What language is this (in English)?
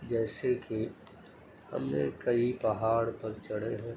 Urdu